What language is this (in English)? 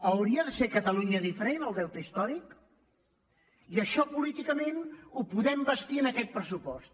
Catalan